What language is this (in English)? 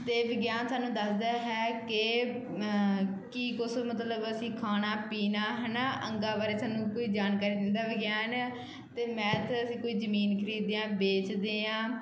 Punjabi